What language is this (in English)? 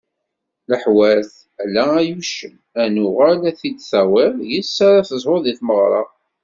Kabyle